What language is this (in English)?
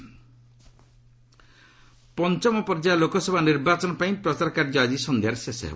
Odia